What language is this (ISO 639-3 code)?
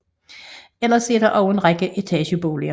dan